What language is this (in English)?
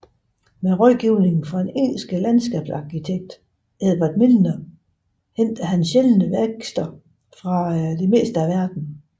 Danish